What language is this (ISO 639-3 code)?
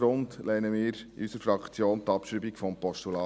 gsw